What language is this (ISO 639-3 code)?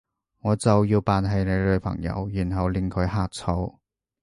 yue